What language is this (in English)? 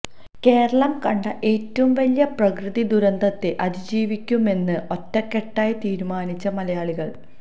Malayalam